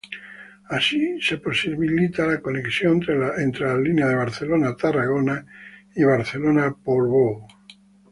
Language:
Spanish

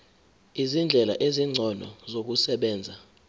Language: Zulu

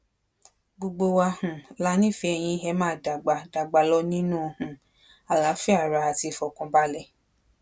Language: Yoruba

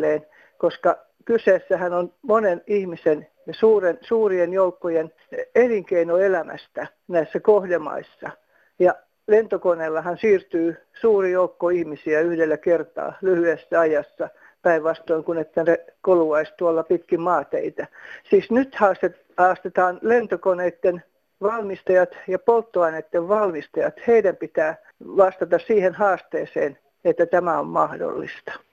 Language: Finnish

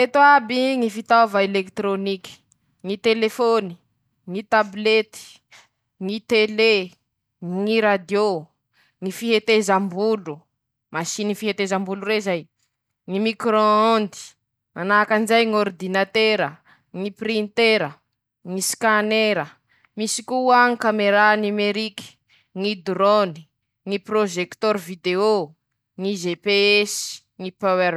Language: Masikoro Malagasy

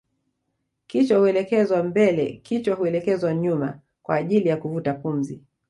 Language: Swahili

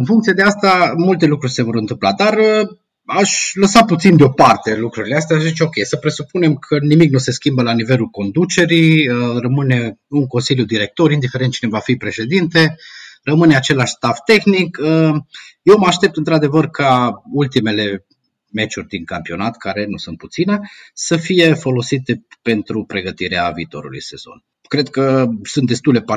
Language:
Romanian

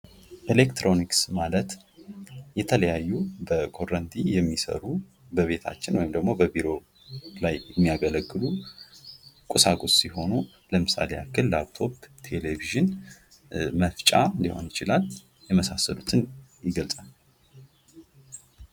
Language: Amharic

